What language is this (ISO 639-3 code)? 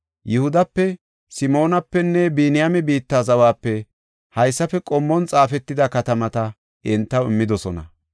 gof